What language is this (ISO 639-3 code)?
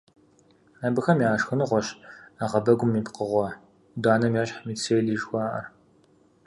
kbd